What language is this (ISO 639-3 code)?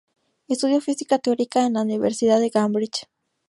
spa